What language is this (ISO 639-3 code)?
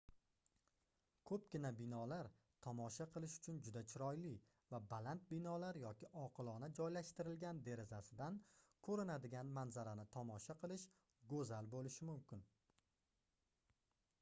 uzb